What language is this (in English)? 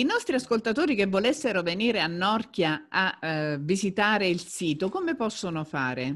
Italian